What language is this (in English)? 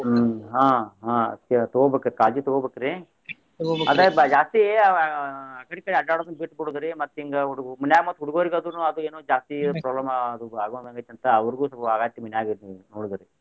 Kannada